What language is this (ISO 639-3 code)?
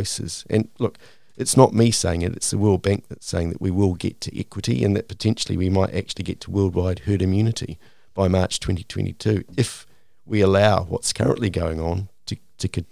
eng